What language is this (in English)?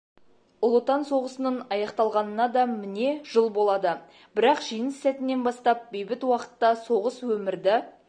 Kazakh